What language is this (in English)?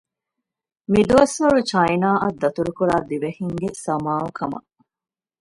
Divehi